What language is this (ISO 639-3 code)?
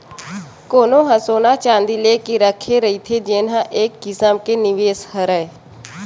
hne